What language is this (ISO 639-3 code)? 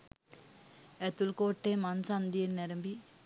sin